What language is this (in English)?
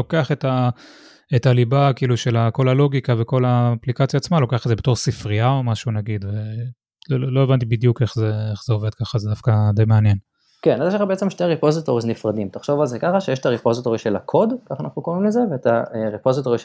Hebrew